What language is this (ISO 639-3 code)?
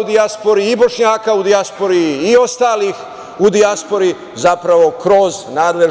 srp